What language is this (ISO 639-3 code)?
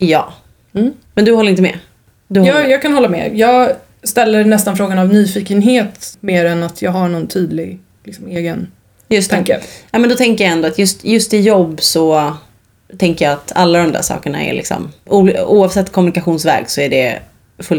swe